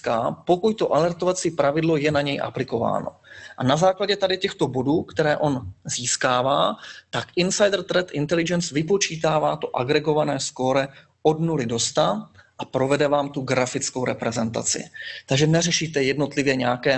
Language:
Czech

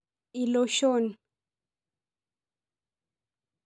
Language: Masai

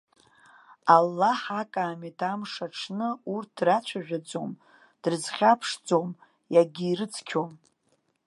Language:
Abkhazian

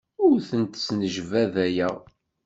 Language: Kabyle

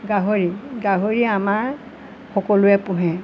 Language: Assamese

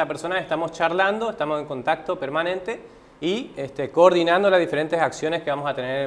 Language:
Spanish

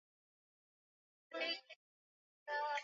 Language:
Swahili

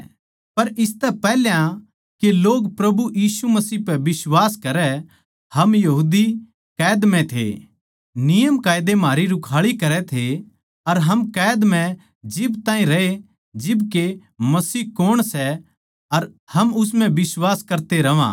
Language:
Haryanvi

